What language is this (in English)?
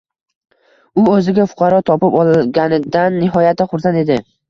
Uzbek